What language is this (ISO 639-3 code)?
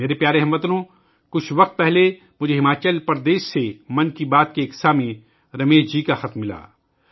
urd